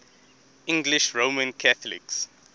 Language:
English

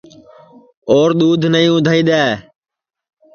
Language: Sansi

